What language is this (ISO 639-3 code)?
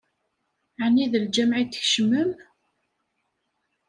kab